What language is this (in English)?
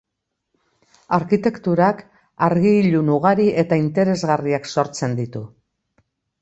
Basque